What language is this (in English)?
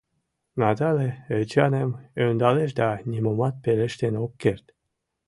Mari